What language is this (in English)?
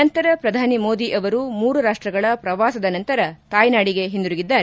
Kannada